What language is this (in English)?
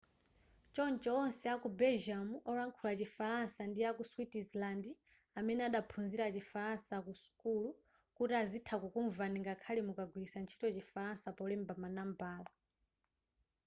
Nyanja